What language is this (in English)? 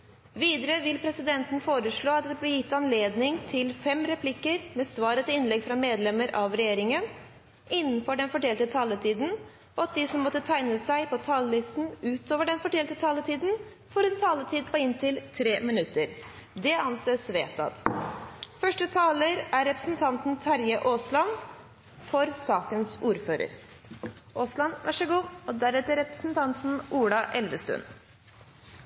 Norwegian Bokmål